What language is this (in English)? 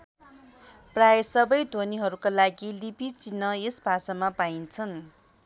Nepali